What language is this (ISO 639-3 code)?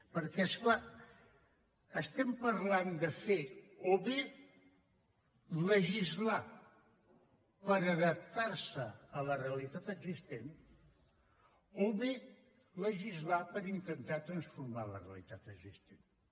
cat